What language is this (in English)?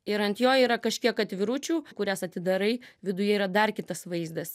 Lithuanian